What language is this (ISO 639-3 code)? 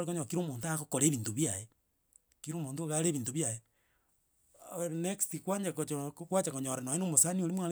guz